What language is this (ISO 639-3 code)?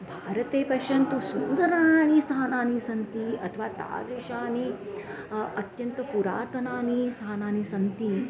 san